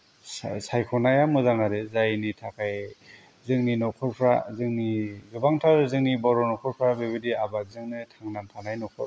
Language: Bodo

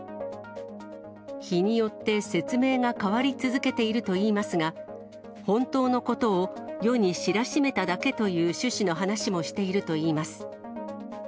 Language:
Japanese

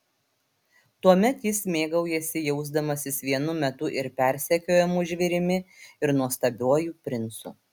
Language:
Lithuanian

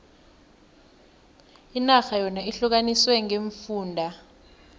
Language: South Ndebele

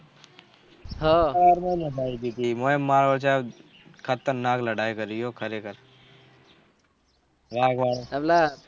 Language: Gujarati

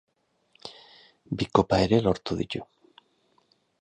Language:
Basque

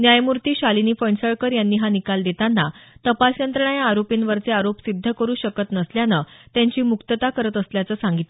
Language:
Marathi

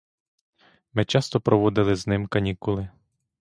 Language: Ukrainian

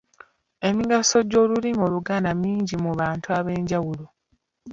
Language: Ganda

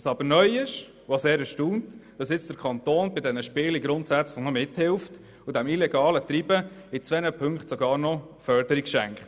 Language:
Swiss German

